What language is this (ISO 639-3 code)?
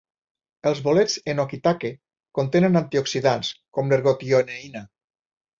cat